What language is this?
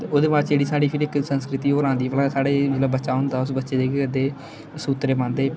Dogri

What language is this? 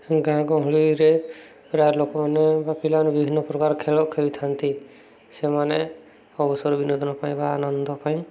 Odia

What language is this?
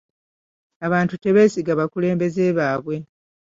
Ganda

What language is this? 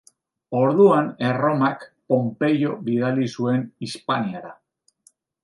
Basque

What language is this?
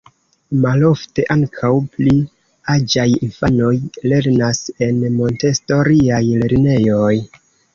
Esperanto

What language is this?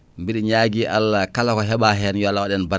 Fula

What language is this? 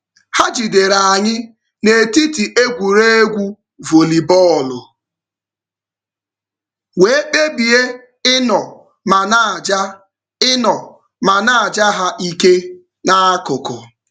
Igbo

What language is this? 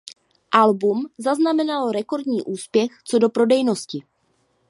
Czech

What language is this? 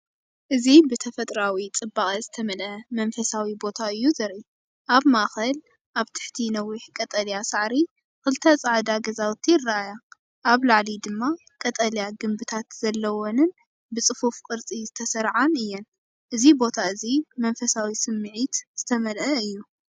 Tigrinya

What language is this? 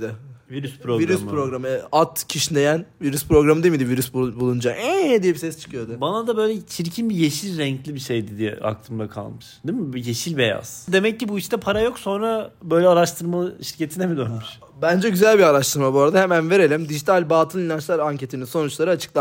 Turkish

